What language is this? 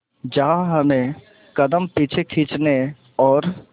Hindi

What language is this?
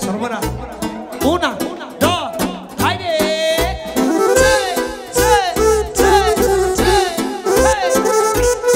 Romanian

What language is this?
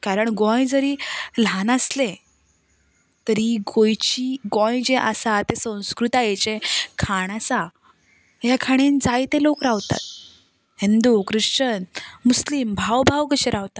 Konkani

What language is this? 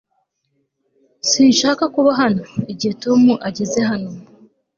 Kinyarwanda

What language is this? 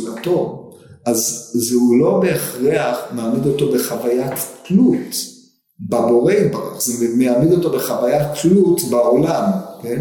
Hebrew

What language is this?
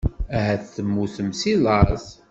Kabyle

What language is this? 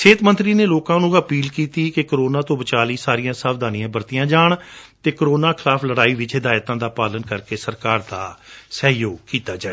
Punjabi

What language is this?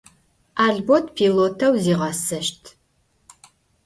Adyghe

